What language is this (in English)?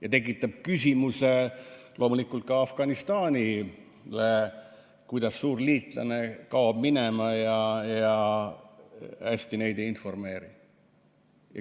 Estonian